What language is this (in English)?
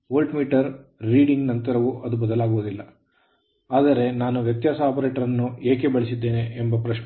Kannada